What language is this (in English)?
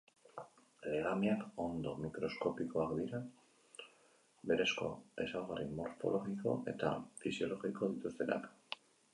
Basque